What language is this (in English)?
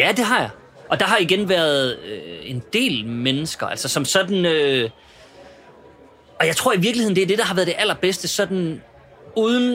Danish